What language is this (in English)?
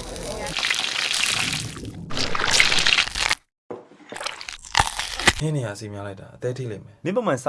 Italian